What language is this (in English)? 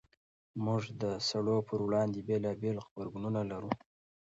Pashto